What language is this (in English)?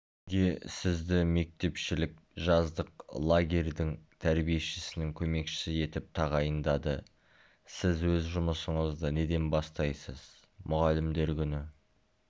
Kazakh